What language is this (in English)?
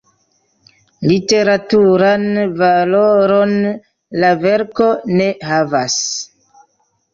Esperanto